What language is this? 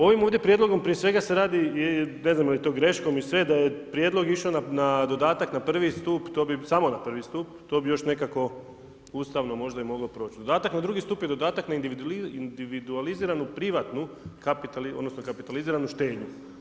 Croatian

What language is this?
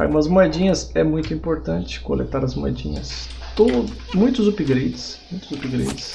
Portuguese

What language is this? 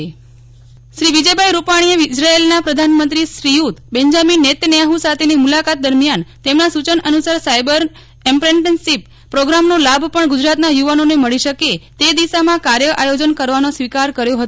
Gujarati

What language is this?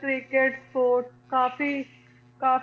Punjabi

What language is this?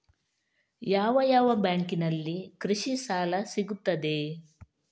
Kannada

